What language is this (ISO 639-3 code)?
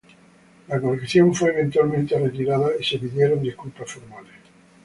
spa